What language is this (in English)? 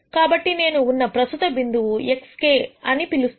Telugu